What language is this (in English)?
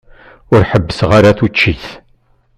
Kabyle